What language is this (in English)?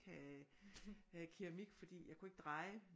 Danish